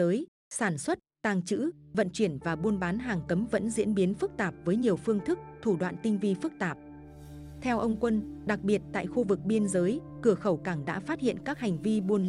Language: Vietnamese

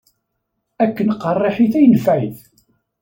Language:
Kabyle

